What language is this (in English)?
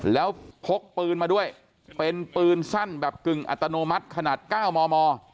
Thai